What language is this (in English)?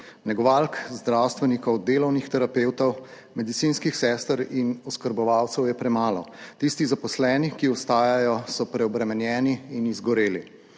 Slovenian